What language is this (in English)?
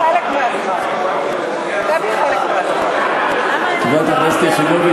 Hebrew